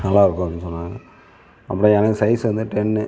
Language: Tamil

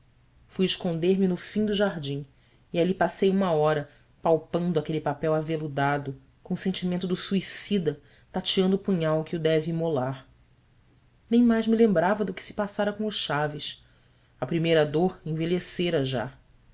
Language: Portuguese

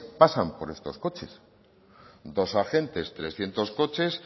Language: Spanish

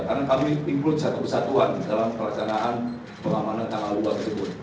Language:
Indonesian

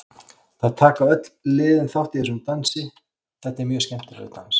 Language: Icelandic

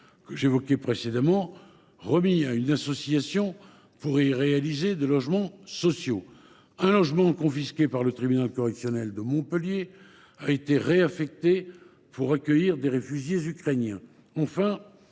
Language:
French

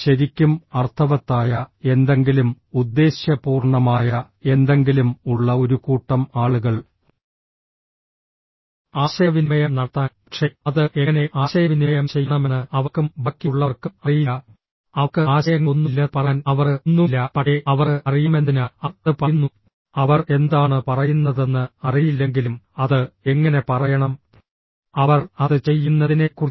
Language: Malayalam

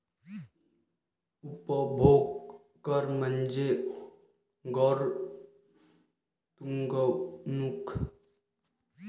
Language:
Marathi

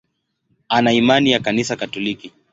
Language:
Swahili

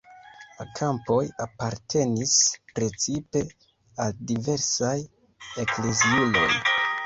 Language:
Esperanto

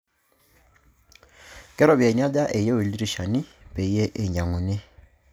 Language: Masai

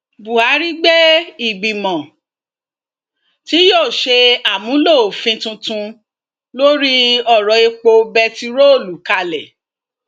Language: Yoruba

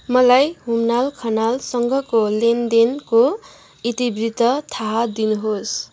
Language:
Nepali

